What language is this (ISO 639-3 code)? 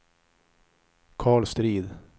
swe